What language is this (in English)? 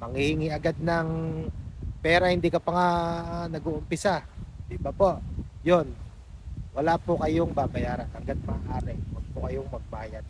Filipino